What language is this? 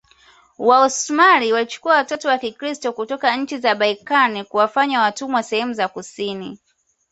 Swahili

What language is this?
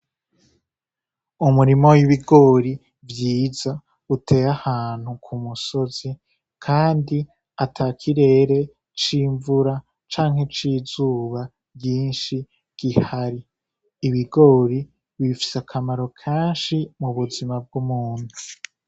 Rundi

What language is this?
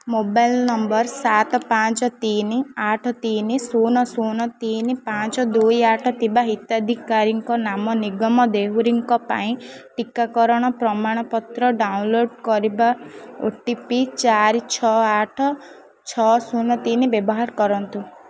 Odia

